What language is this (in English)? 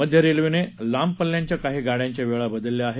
Marathi